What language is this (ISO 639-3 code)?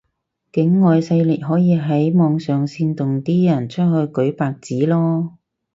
yue